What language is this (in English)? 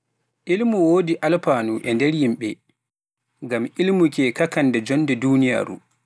Pular